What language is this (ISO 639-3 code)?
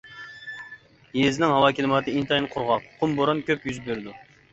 uig